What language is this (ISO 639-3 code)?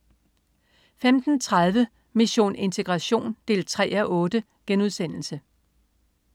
dan